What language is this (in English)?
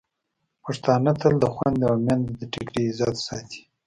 Pashto